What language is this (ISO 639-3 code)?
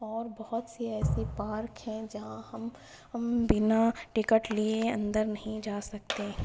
urd